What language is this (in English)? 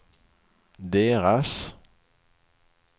Swedish